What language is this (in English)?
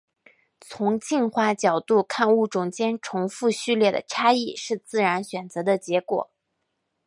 Chinese